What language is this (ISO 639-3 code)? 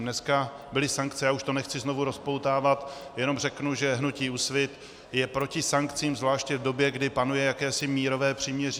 ces